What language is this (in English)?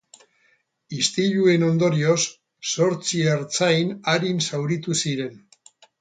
Basque